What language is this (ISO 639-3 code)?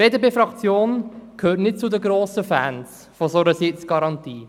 gsw